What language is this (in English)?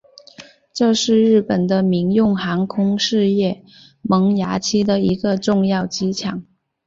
Chinese